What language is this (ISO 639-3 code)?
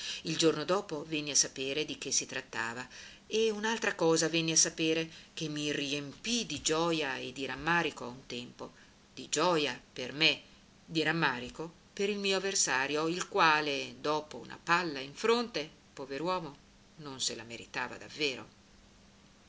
ita